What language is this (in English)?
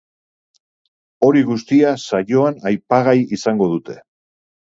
Basque